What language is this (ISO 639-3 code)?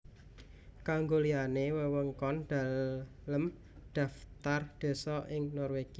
jav